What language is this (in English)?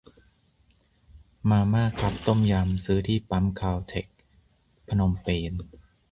Thai